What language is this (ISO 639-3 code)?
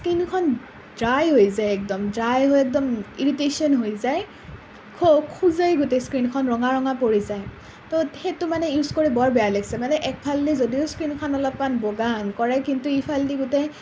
asm